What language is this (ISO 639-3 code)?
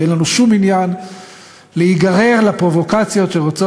heb